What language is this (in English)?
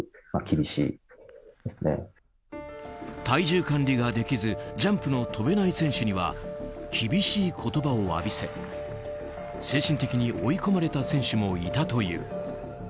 Japanese